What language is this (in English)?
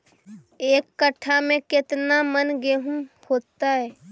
Magahi